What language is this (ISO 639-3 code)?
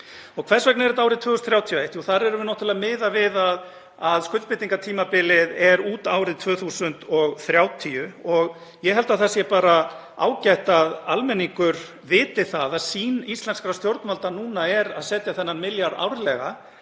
isl